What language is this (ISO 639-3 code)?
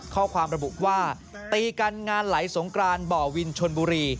tha